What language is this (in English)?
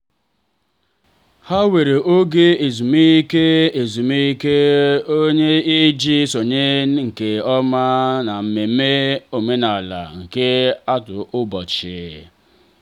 Igbo